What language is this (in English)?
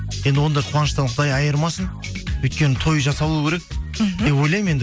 Kazakh